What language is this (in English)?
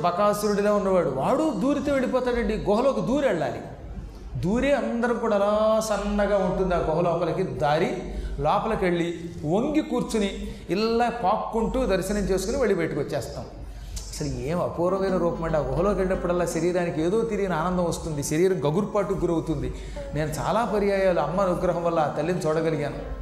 Telugu